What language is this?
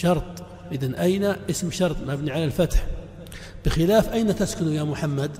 Arabic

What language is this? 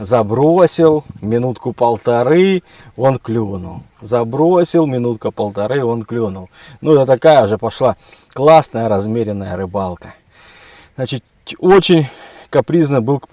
Russian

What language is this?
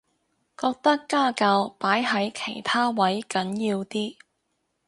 Cantonese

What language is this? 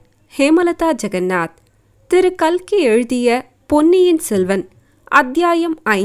Tamil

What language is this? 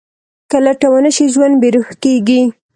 Pashto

